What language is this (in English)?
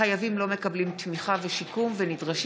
Hebrew